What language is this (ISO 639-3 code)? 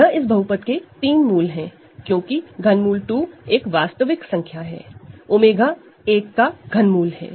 hin